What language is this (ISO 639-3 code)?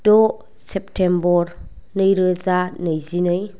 brx